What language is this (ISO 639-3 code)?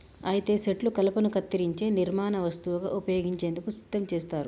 tel